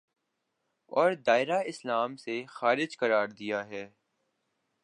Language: Urdu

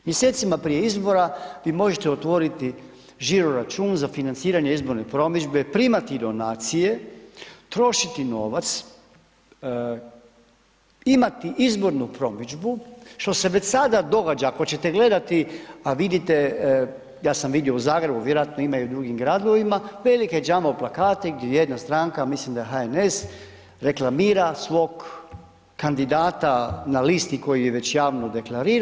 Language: Croatian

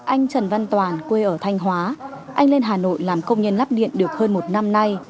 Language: Vietnamese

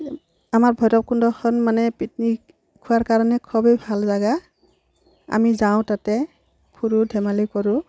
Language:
Assamese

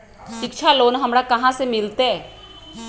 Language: Magahi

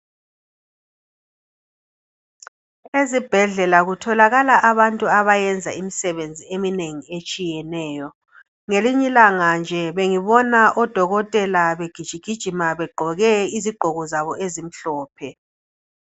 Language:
North Ndebele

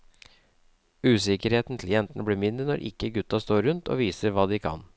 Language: Norwegian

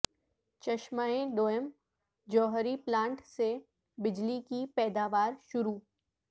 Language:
Urdu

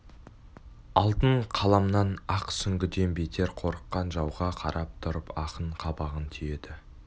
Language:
Kazakh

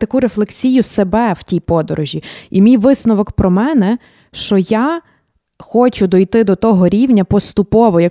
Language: Ukrainian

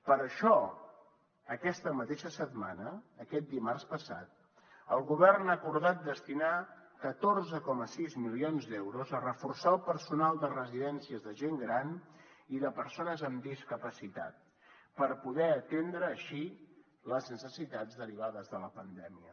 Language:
Catalan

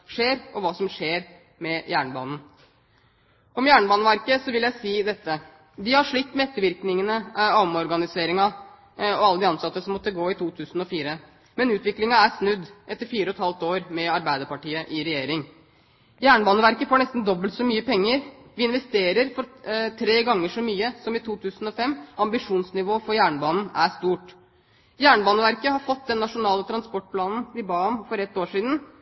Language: Norwegian Bokmål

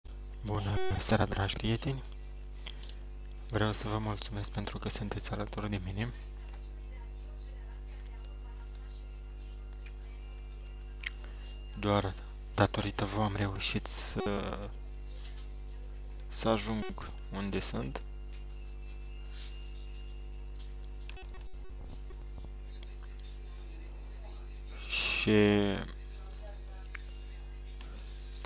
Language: Romanian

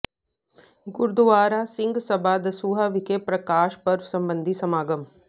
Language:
Punjabi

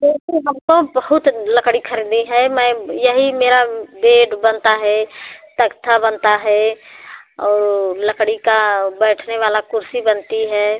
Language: Hindi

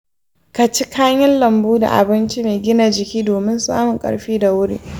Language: Hausa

